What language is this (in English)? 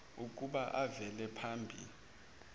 Zulu